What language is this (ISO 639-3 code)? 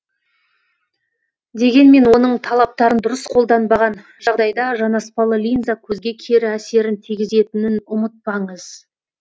kaz